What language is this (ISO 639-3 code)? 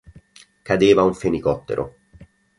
ita